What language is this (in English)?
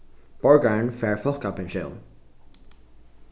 Faroese